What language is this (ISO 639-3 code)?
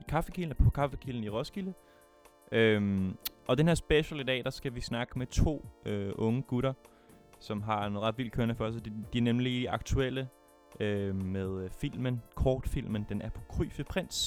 dan